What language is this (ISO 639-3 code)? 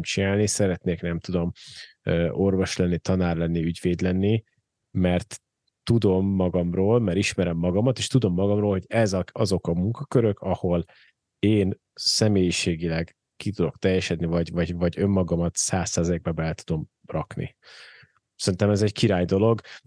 hun